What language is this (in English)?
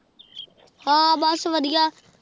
Punjabi